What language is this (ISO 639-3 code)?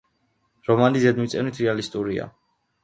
kat